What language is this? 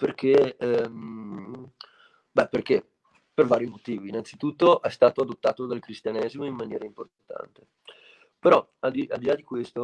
Italian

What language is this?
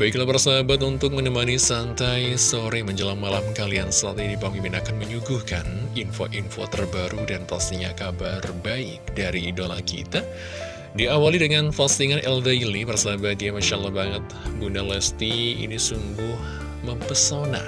Indonesian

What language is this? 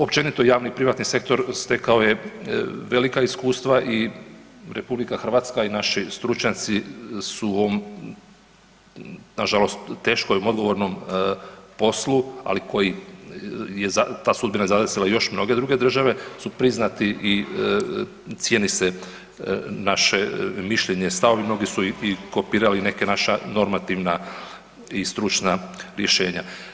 Croatian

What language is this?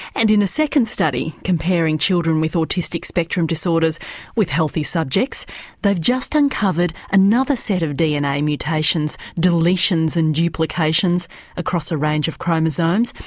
English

